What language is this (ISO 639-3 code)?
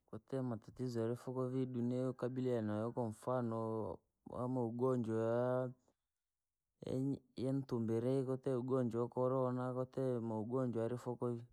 lag